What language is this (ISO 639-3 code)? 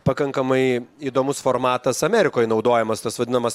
lit